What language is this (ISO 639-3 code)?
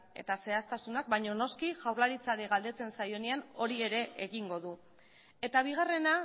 eus